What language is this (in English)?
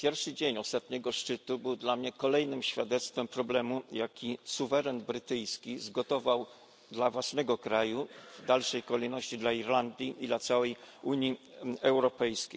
Polish